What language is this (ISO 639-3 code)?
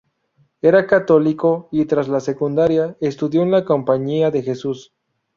spa